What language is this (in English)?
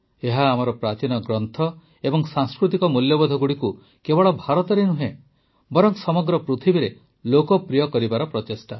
Odia